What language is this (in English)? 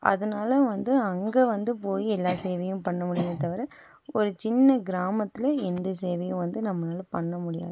Tamil